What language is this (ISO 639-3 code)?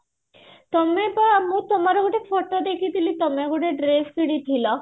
ori